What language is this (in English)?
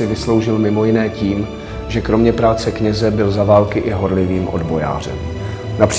Czech